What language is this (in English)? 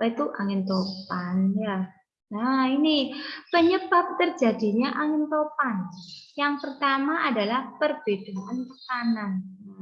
Indonesian